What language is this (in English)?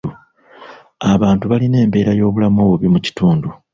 Ganda